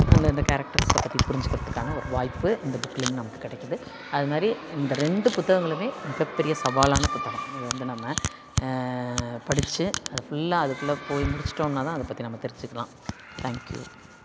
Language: Tamil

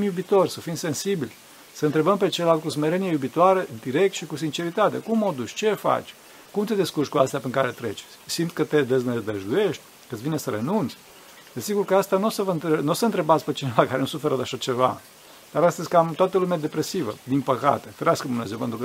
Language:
Romanian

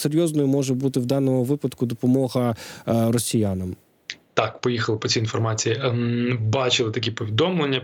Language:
Ukrainian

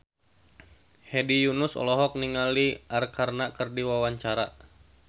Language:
Sundanese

